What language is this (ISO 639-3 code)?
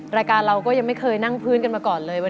tha